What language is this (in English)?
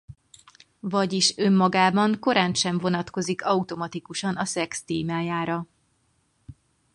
Hungarian